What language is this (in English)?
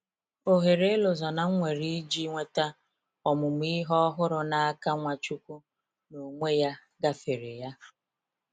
Igbo